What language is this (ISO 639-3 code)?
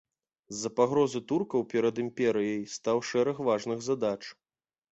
bel